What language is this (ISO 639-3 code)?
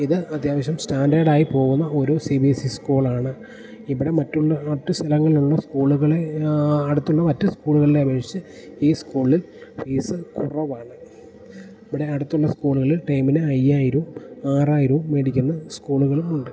mal